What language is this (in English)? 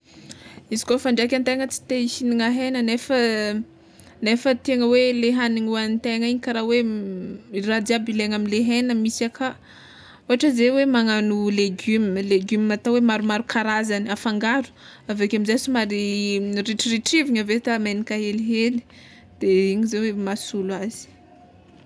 Tsimihety Malagasy